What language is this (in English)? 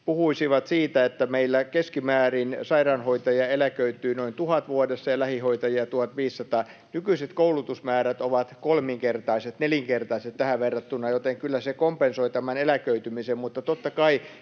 Finnish